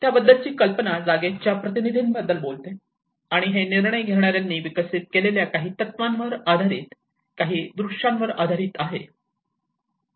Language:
Marathi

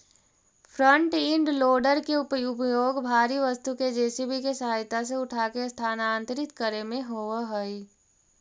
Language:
Magahi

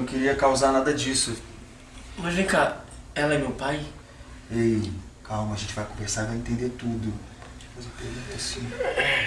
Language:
Portuguese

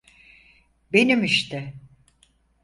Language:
Turkish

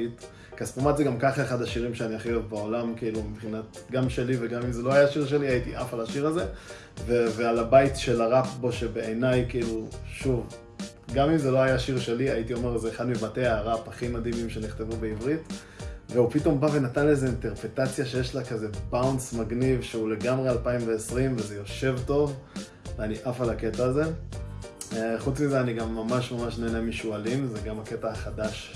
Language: Hebrew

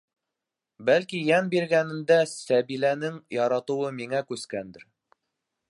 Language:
Bashkir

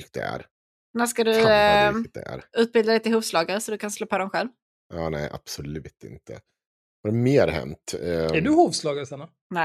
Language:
Swedish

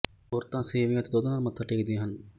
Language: Punjabi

